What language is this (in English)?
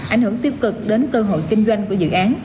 Vietnamese